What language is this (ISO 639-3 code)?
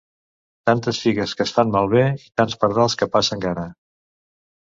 cat